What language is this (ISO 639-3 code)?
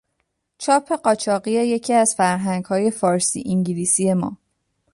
fas